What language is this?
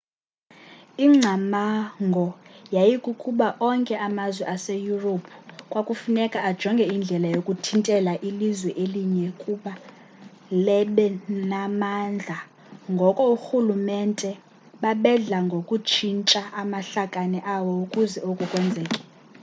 Xhosa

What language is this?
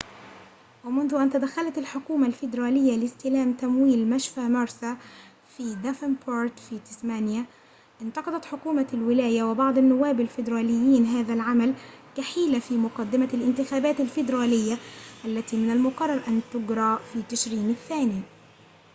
Arabic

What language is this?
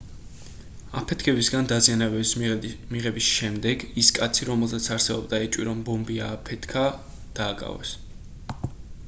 Georgian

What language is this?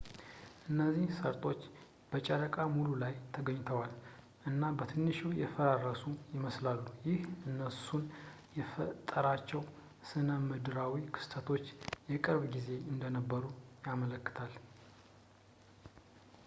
Amharic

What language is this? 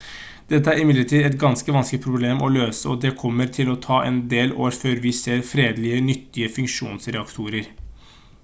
Norwegian Bokmål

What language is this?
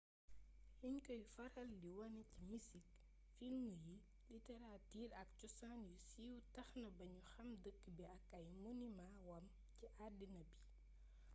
Wolof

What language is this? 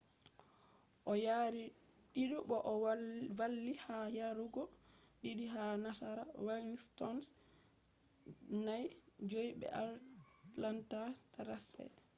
Fula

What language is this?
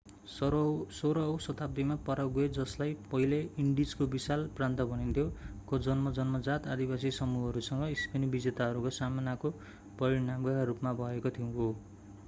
Nepali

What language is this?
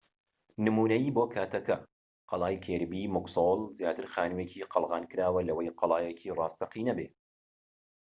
Central Kurdish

